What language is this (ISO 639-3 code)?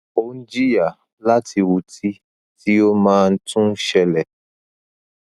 yor